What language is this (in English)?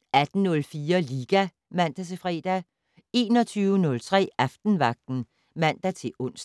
Danish